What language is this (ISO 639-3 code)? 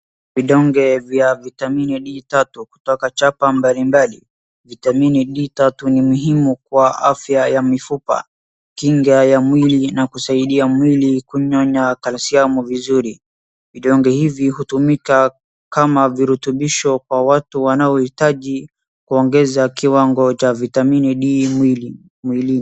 swa